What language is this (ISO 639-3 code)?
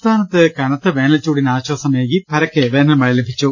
mal